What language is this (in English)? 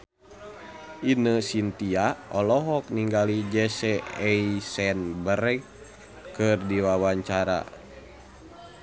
Sundanese